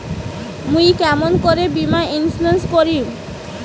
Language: Bangla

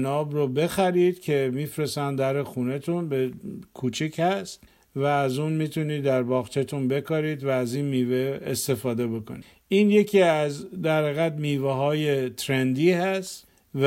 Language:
Persian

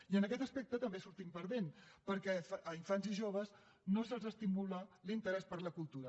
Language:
Catalan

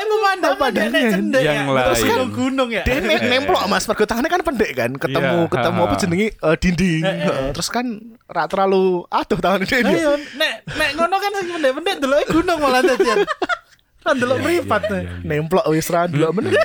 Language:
Indonesian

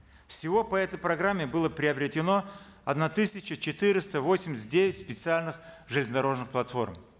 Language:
Kazakh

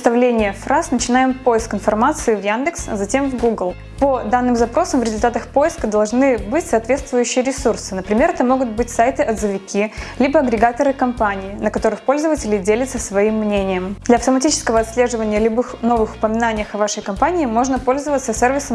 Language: Russian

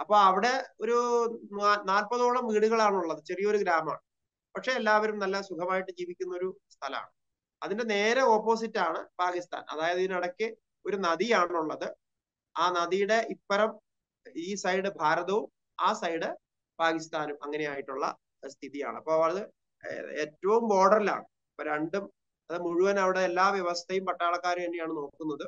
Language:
Malayalam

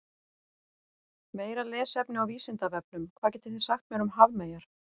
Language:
Icelandic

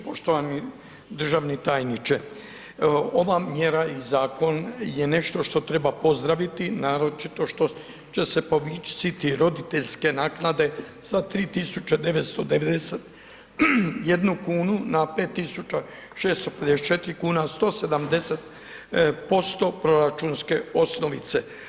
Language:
Croatian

